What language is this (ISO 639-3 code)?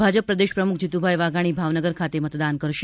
guj